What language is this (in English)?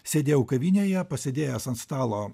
Lithuanian